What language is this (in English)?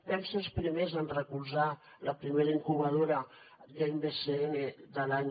Catalan